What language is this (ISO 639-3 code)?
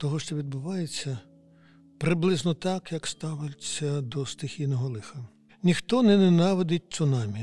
ukr